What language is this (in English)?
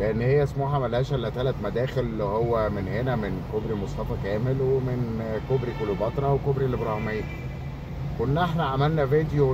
Arabic